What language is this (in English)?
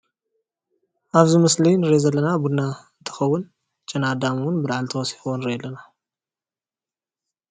Tigrinya